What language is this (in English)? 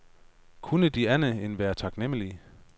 Danish